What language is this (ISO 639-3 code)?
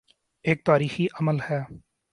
urd